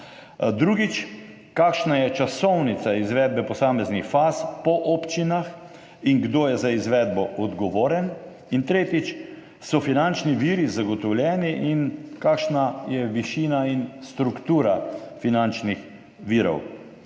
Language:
Slovenian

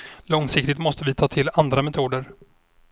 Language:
Swedish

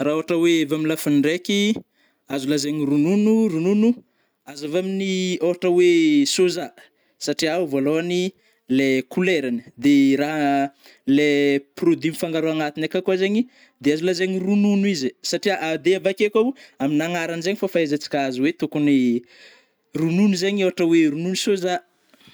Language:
Northern Betsimisaraka Malagasy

